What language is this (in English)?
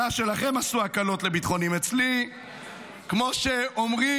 Hebrew